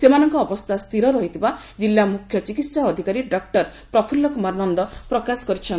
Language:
Odia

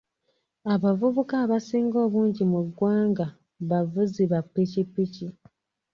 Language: Ganda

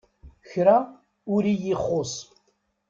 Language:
Kabyle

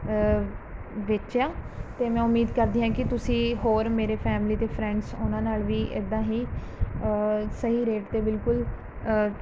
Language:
Punjabi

